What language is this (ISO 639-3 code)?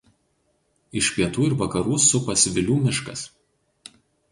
lit